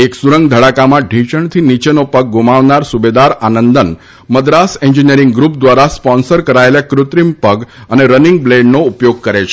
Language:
Gujarati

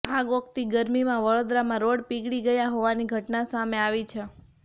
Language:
Gujarati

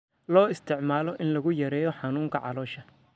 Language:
Somali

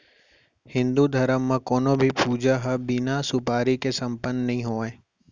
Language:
Chhattisgarhi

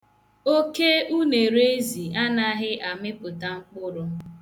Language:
Igbo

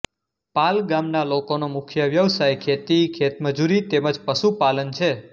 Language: Gujarati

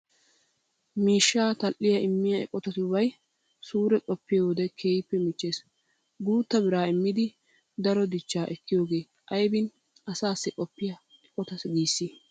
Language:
Wolaytta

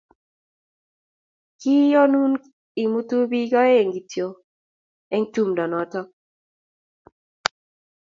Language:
Kalenjin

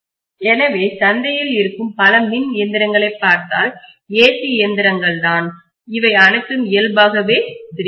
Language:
Tamil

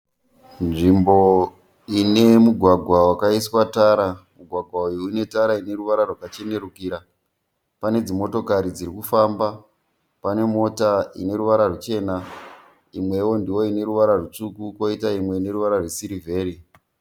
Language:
Shona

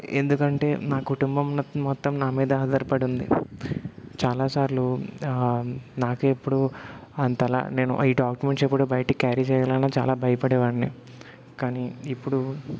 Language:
Telugu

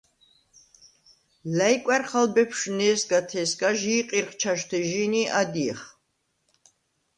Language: Svan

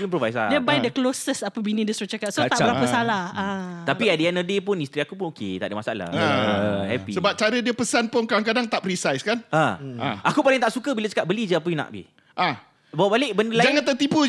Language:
Malay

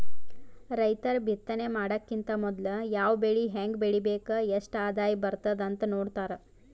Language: Kannada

